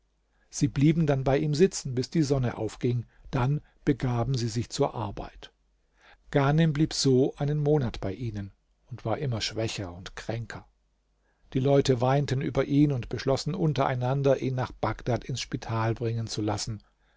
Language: German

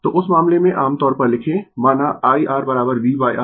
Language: Hindi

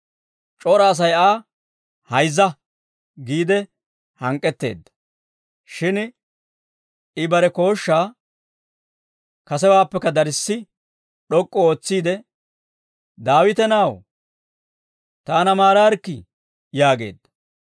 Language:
Dawro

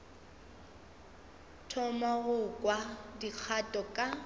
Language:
Northern Sotho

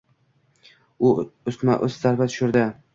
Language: Uzbek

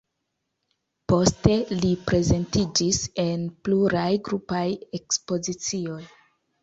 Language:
Esperanto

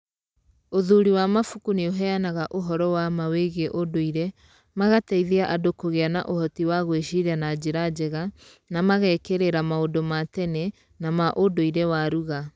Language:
Kikuyu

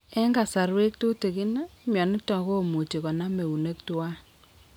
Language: Kalenjin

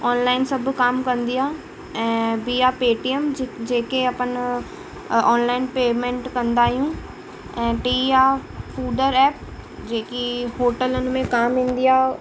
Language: Sindhi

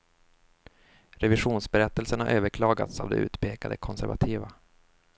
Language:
Swedish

